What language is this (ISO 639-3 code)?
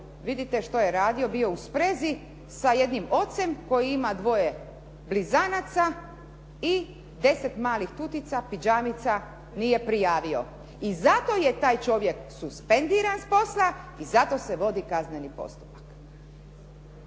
hrv